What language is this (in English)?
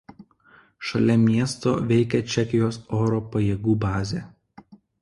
Lithuanian